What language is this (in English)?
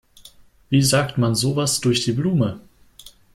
German